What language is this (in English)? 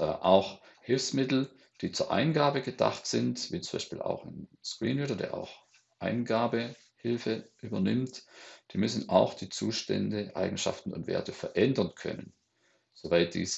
German